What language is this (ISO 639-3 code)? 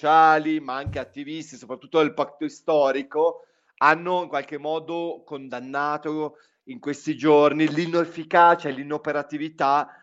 ita